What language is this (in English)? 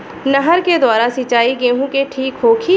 Bhojpuri